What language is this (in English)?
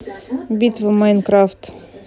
Russian